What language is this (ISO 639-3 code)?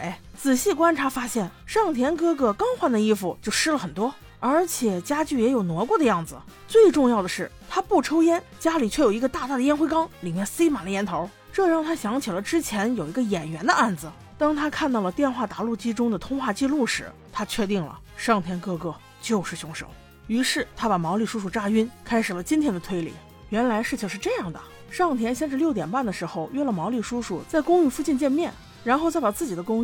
zho